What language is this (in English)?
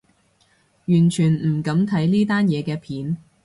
Cantonese